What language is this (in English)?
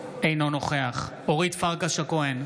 Hebrew